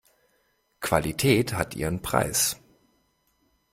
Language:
German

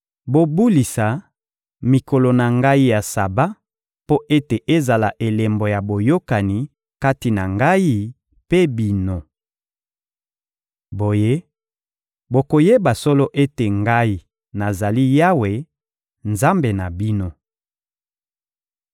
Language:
Lingala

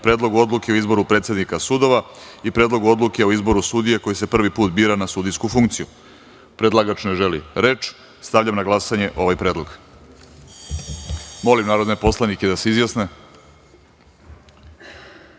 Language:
Serbian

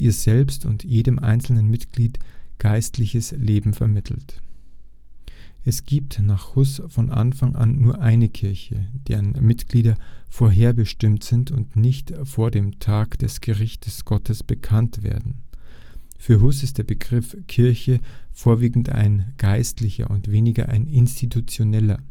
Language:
German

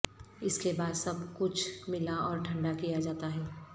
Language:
Urdu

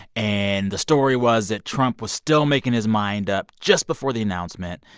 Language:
English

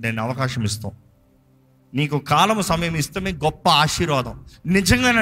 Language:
Telugu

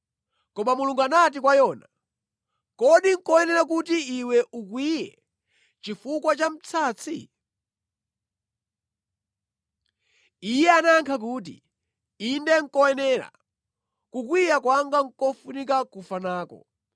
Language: Nyanja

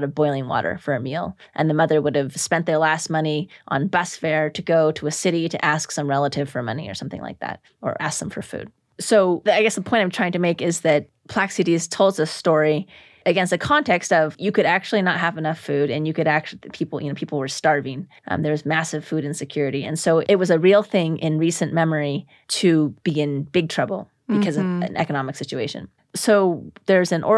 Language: English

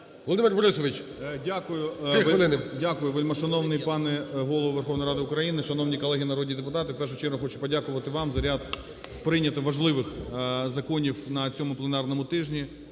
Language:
Ukrainian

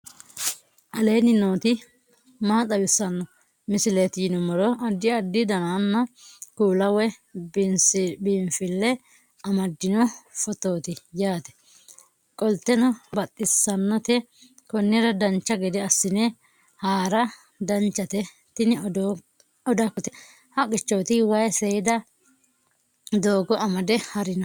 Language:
Sidamo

